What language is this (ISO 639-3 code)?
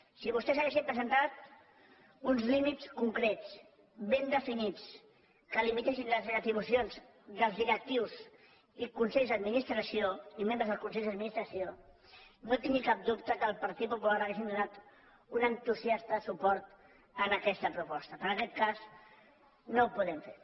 cat